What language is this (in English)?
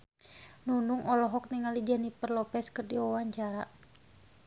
Sundanese